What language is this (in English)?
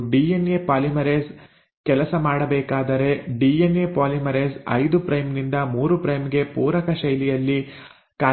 Kannada